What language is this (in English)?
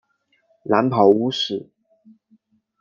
Chinese